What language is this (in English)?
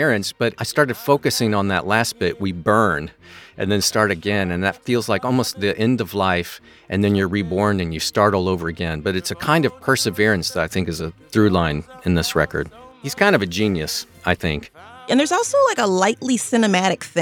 English